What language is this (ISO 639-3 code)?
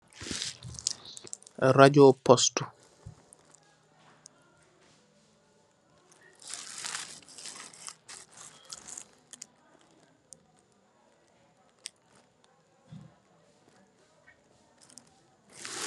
wol